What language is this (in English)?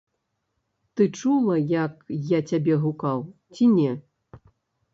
Belarusian